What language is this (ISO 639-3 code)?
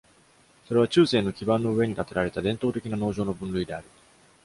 jpn